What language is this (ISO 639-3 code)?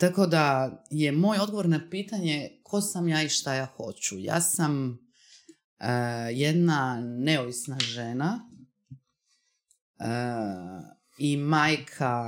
hrv